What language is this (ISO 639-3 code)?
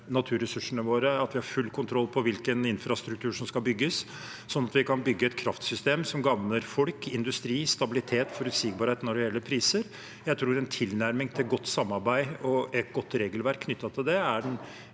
nor